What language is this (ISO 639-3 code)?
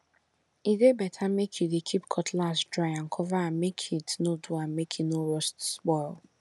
pcm